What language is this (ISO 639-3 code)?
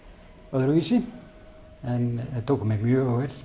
isl